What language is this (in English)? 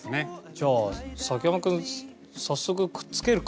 Japanese